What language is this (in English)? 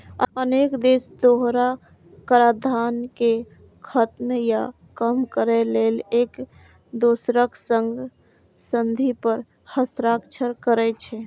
Maithili